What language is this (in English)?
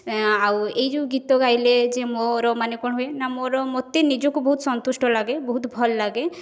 Odia